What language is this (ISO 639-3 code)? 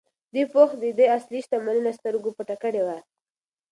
pus